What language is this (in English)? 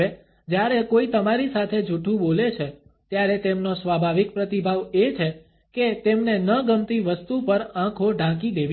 Gujarati